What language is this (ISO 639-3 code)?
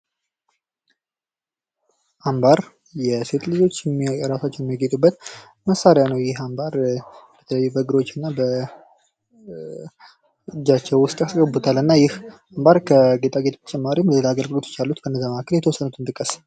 amh